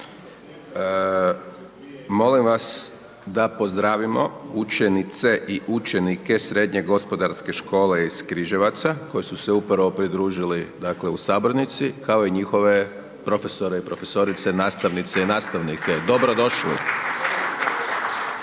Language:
Croatian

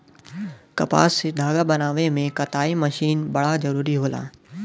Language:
Bhojpuri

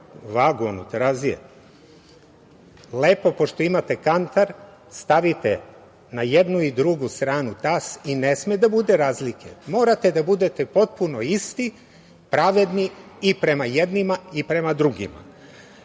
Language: Serbian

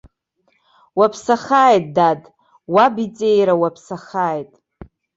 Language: Abkhazian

